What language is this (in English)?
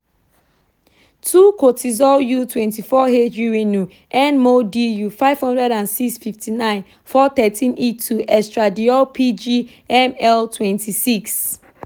Yoruba